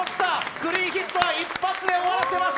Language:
Japanese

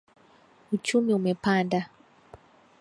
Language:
Swahili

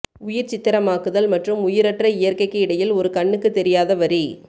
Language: Tamil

